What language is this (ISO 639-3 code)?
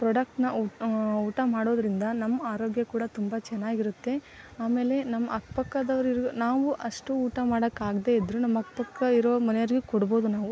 kan